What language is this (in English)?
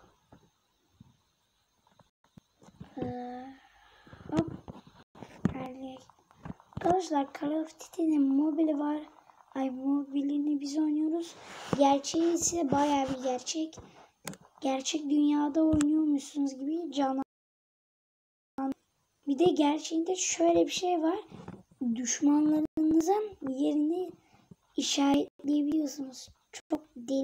Turkish